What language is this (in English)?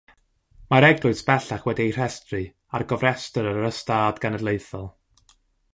Welsh